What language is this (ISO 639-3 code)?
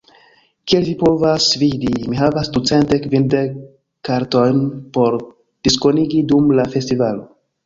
epo